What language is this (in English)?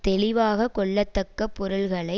Tamil